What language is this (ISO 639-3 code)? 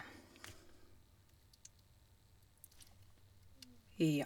nor